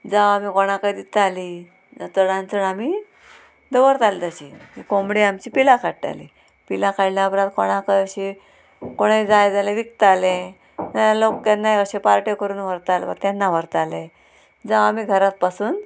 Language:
Konkani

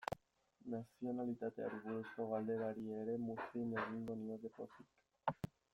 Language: Basque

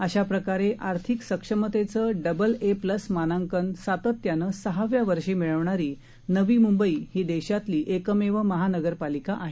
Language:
Marathi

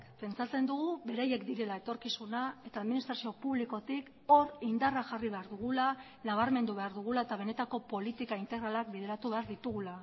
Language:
Basque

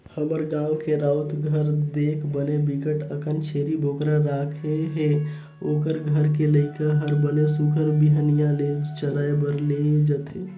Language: Chhattisgarhi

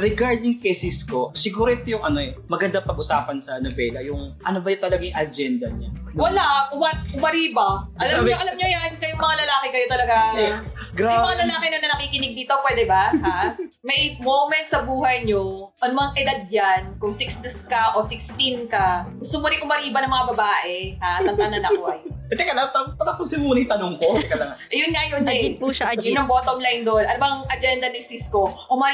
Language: Filipino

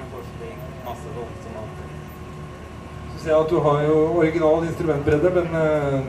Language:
Norwegian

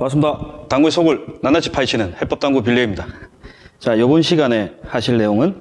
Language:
Korean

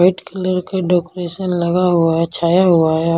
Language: Hindi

